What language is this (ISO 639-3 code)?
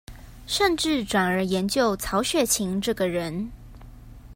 zho